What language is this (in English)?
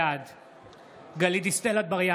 Hebrew